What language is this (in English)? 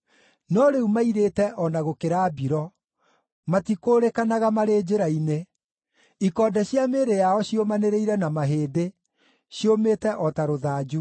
Kikuyu